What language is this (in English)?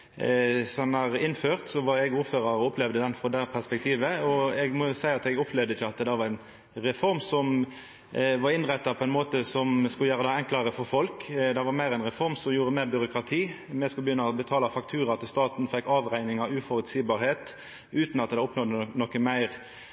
Norwegian Nynorsk